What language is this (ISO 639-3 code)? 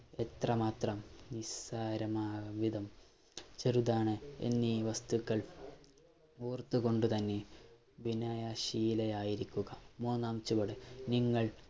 mal